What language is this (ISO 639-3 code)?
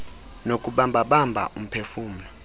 xho